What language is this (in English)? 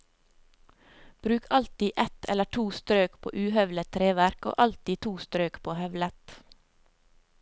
Norwegian